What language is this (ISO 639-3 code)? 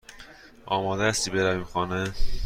fas